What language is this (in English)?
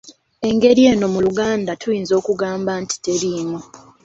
Ganda